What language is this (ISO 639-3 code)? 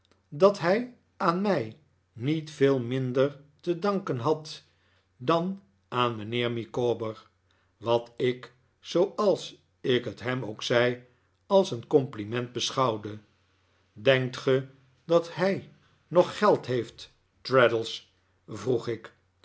nld